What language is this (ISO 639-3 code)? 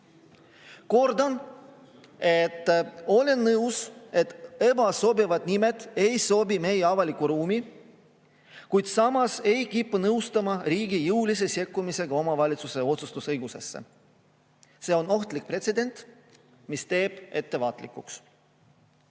est